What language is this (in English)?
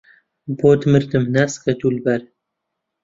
Central Kurdish